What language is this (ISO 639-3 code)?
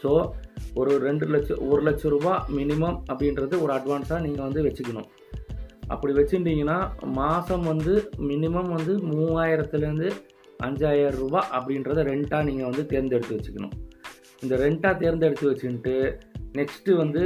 tam